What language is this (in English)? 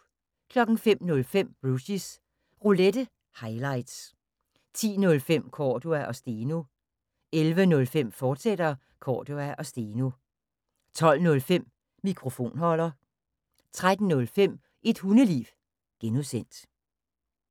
Danish